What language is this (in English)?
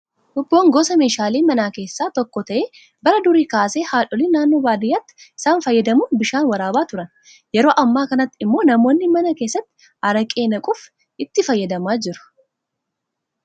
Oromo